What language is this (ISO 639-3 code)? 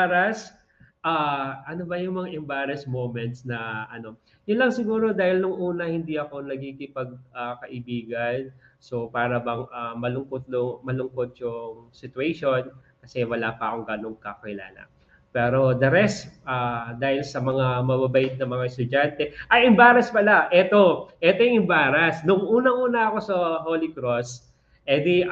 fil